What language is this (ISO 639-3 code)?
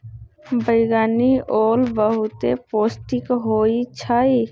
mag